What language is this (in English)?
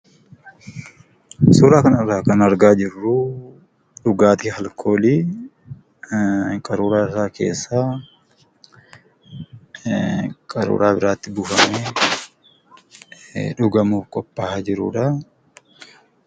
Oromo